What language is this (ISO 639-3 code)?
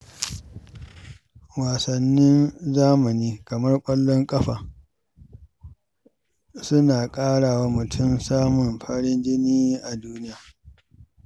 hau